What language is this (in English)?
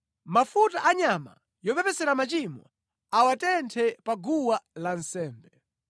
Nyanja